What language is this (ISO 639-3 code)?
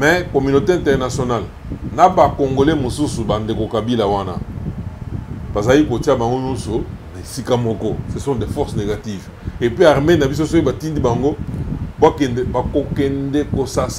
fra